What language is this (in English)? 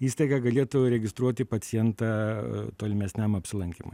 Lithuanian